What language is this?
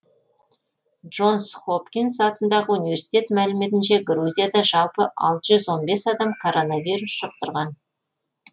Kazakh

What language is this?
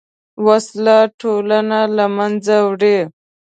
Pashto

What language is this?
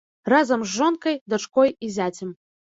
Belarusian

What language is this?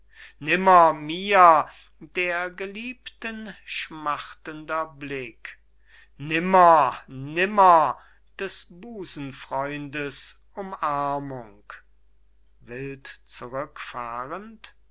German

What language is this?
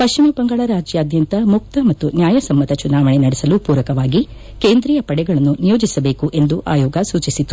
Kannada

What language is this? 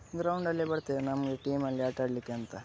Kannada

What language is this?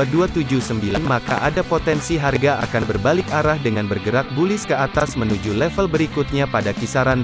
Indonesian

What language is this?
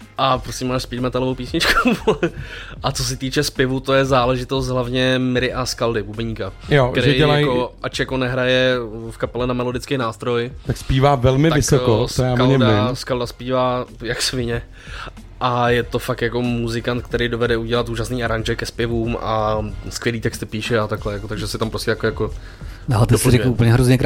Czech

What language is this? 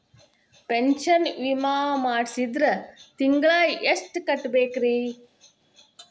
Kannada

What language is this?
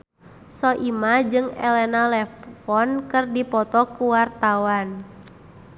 Sundanese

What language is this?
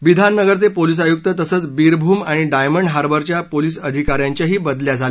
Marathi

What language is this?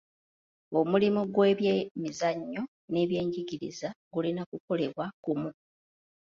Ganda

